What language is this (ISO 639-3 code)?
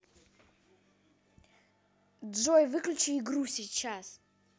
rus